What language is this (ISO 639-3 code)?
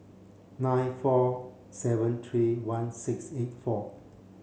eng